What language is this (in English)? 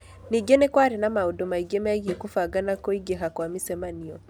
Kikuyu